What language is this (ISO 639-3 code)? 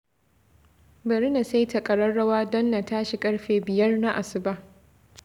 hau